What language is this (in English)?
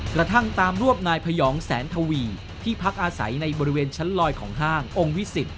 Thai